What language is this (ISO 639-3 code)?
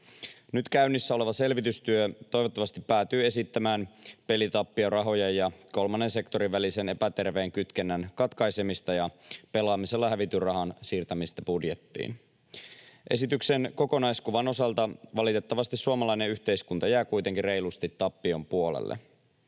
fin